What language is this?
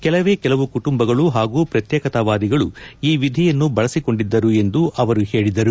Kannada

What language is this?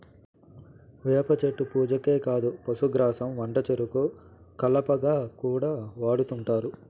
Telugu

